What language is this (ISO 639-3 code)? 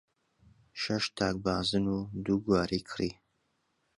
ckb